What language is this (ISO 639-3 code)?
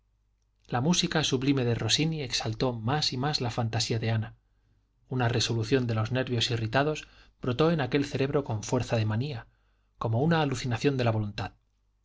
spa